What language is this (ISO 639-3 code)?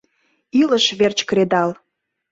chm